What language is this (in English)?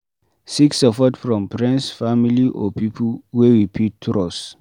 Nigerian Pidgin